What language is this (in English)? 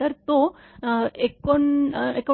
Marathi